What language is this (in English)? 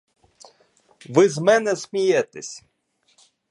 Ukrainian